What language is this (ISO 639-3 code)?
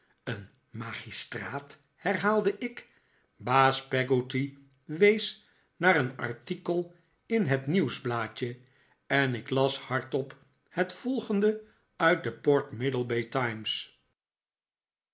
nld